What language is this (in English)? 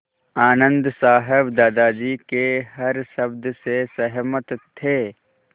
Hindi